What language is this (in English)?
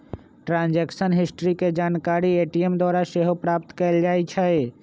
Magahi